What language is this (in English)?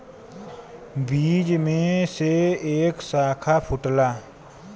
Bhojpuri